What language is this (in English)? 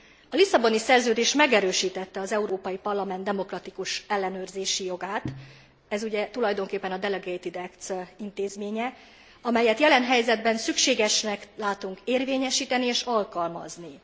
Hungarian